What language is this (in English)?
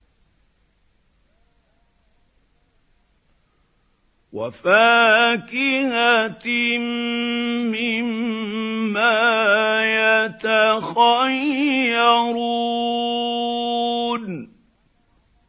Arabic